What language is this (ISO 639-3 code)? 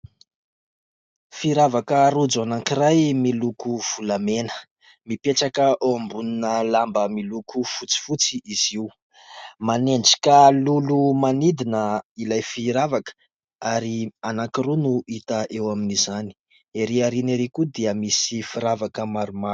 mlg